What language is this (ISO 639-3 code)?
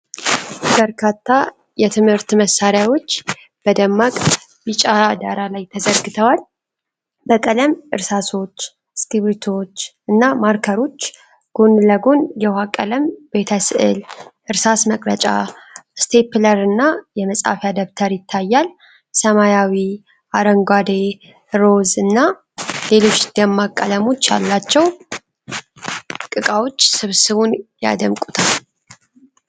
amh